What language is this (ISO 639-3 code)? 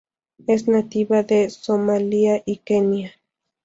spa